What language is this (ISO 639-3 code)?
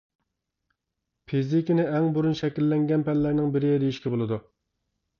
uig